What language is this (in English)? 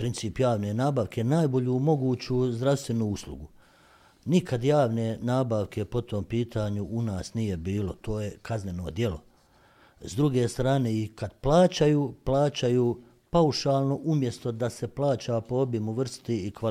Croatian